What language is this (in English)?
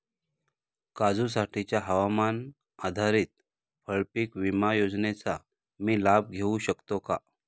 Marathi